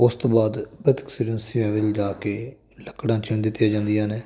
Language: Punjabi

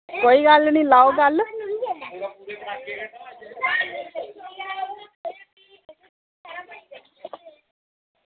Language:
Dogri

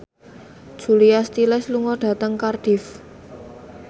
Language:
Javanese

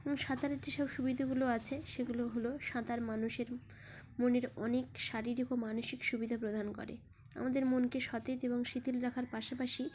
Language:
Bangla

